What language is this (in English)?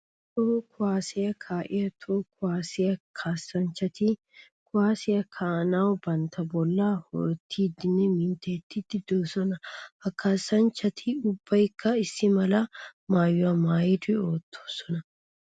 Wolaytta